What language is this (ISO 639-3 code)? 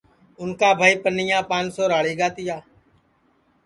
ssi